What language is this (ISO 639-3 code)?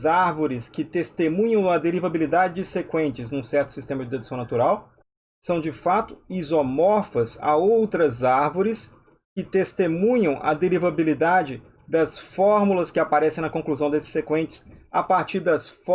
por